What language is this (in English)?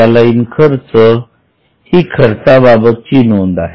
Marathi